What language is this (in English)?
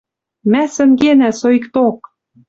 Western Mari